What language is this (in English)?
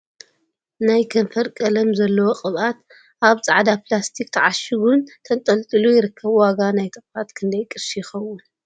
Tigrinya